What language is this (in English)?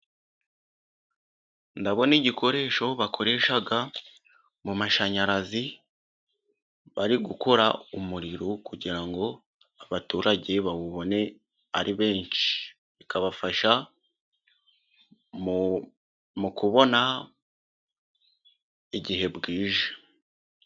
Kinyarwanda